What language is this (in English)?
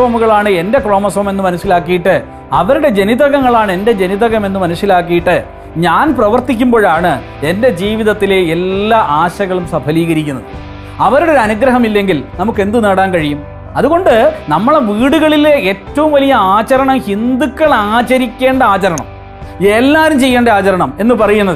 Malayalam